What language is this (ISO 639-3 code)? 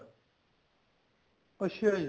pan